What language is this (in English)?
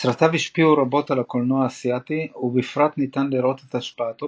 Hebrew